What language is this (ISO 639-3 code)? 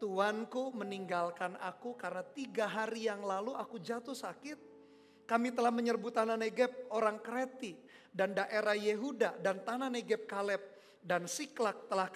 ind